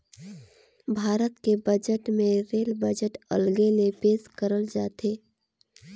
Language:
Chhattisgarhi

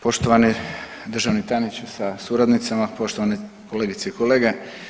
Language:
Croatian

